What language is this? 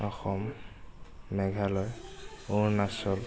Assamese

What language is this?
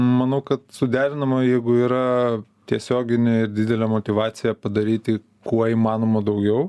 Lithuanian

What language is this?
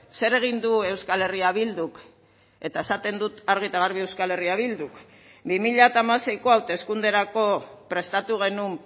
Basque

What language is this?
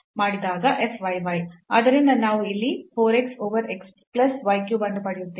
Kannada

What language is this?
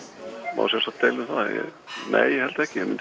Icelandic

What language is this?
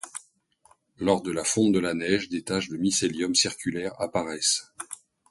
French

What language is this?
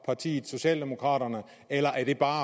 Danish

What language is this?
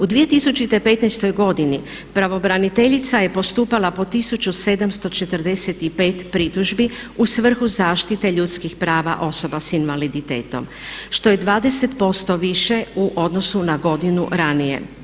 Croatian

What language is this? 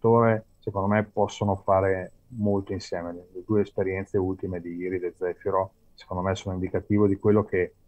Italian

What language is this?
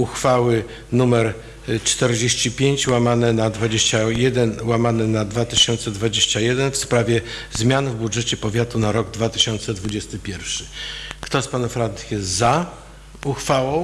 Polish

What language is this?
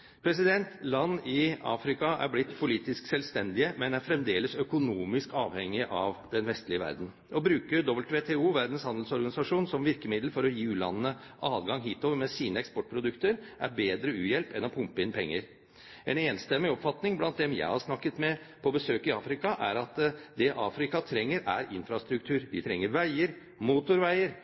Norwegian Bokmål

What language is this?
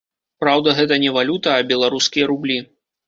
Belarusian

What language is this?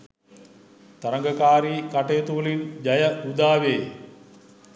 Sinhala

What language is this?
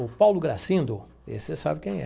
Portuguese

